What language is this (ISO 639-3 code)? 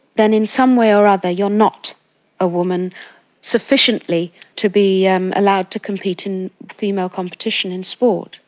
eng